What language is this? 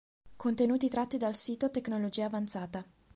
Italian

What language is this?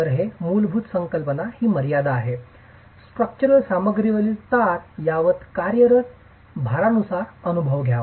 Marathi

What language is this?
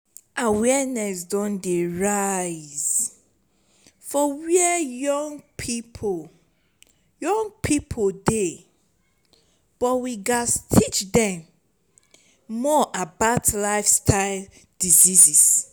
Nigerian Pidgin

